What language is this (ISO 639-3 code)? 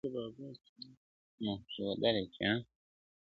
pus